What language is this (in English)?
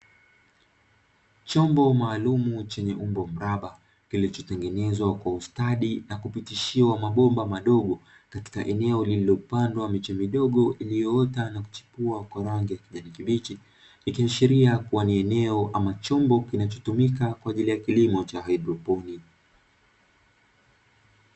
Swahili